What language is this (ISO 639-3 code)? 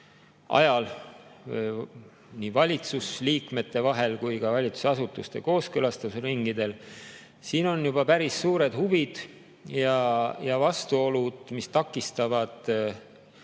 est